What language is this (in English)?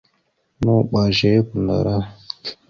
Mada (Cameroon)